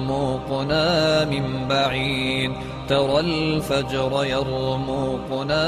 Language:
Arabic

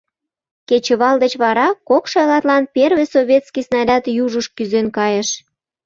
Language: Mari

